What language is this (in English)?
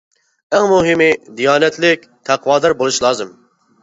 Uyghur